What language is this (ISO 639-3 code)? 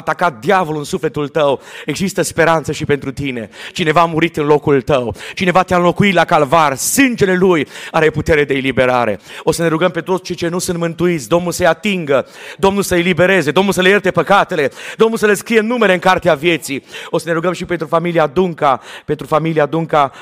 ron